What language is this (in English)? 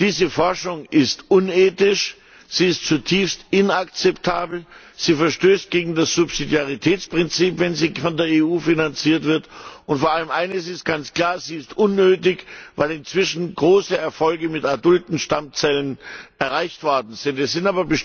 German